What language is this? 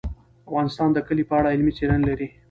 Pashto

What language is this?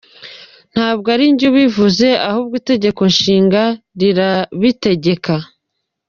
Kinyarwanda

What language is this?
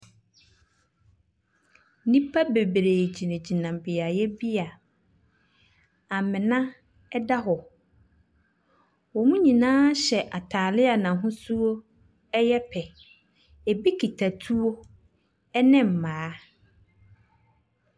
Akan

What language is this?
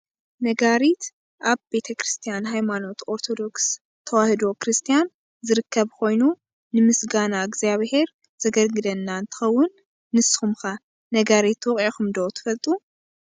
Tigrinya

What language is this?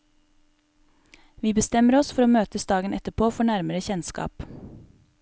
Norwegian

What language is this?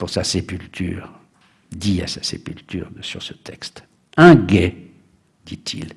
French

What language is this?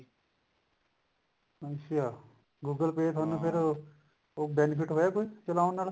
Punjabi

